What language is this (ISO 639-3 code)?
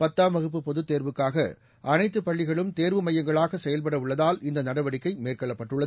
tam